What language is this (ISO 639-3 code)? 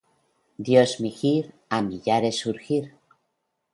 spa